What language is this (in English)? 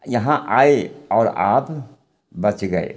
Maithili